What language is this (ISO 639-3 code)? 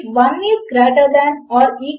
tel